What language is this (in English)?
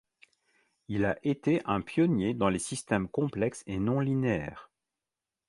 French